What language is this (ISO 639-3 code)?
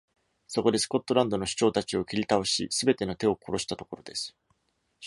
jpn